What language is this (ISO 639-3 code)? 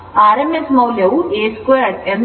kan